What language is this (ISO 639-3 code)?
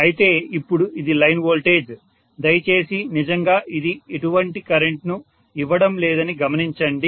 tel